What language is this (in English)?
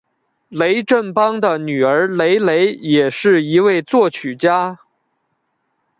Chinese